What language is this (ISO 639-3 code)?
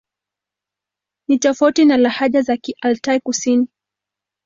swa